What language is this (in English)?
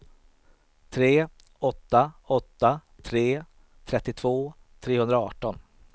Swedish